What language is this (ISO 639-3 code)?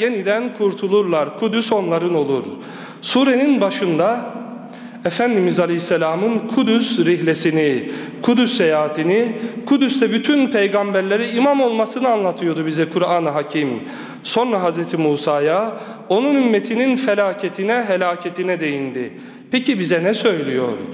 tur